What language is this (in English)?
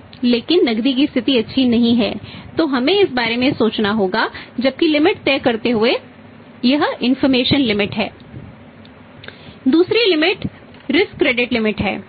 Hindi